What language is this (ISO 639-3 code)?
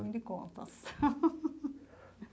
por